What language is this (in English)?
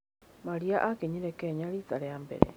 Kikuyu